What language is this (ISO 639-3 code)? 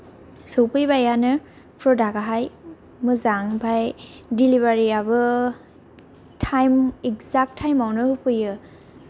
brx